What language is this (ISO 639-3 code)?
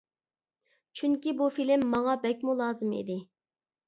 uig